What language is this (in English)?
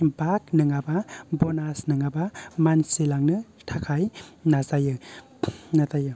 Bodo